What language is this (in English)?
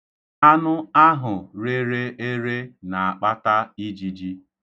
Igbo